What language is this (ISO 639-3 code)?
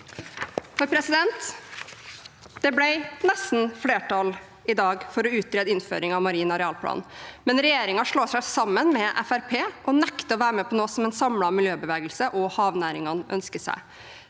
nor